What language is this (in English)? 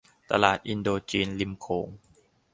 Thai